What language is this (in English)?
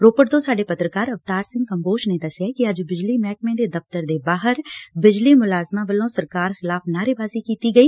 Punjabi